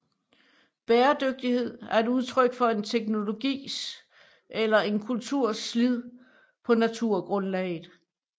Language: Danish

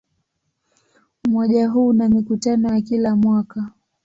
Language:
Swahili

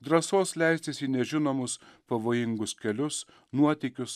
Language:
Lithuanian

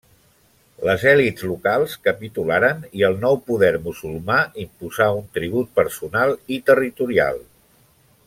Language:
Catalan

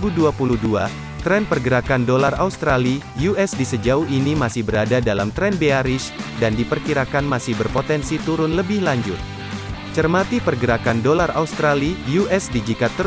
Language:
Indonesian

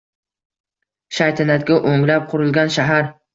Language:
Uzbek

